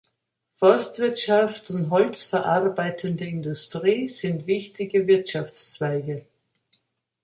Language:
German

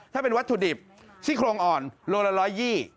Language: Thai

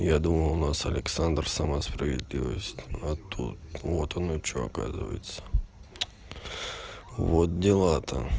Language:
Russian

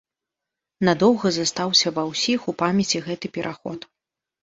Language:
Belarusian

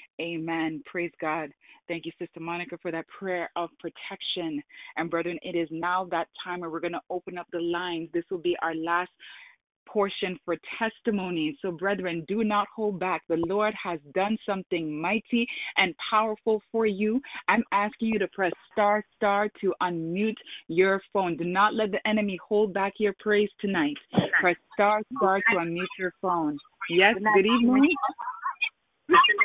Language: English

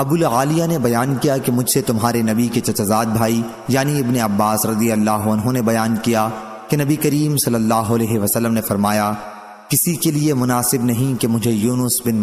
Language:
Hindi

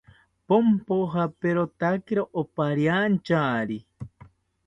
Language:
South Ucayali Ashéninka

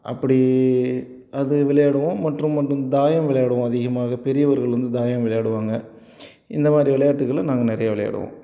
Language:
Tamil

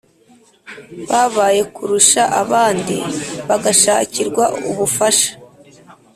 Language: Kinyarwanda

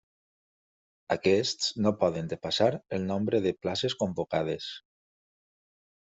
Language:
Catalan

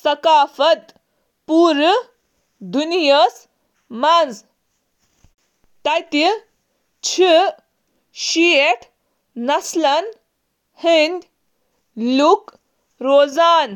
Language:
Kashmiri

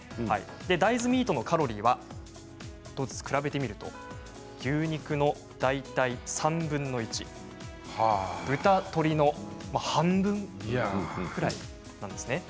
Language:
Japanese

